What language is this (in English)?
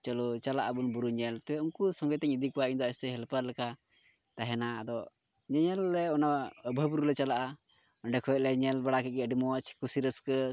Santali